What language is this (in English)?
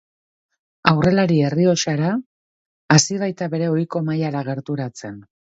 Basque